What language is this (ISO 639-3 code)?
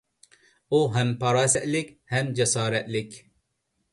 uig